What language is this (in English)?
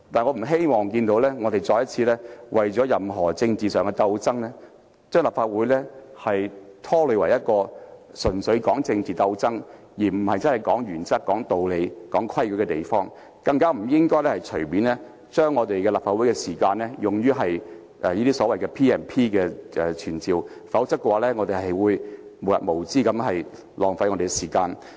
Cantonese